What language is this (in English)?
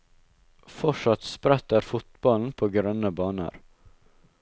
Norwegian